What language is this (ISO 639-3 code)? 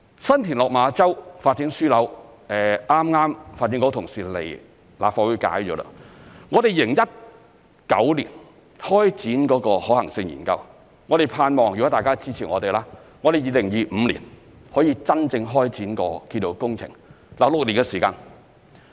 yue